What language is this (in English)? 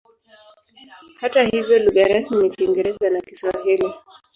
Swahili